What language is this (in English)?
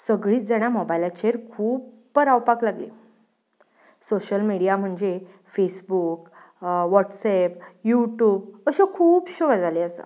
Konkani